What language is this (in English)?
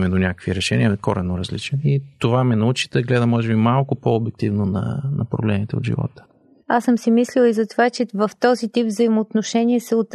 Bulgarian